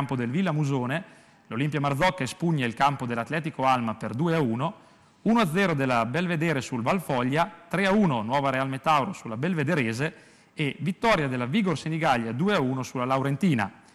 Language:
Italian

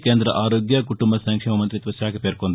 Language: Telugu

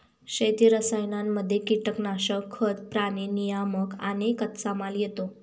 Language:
Marathi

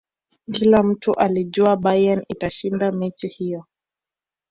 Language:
Swahili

